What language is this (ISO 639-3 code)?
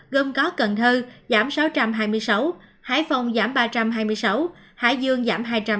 vie